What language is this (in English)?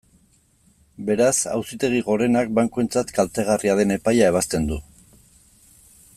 Basque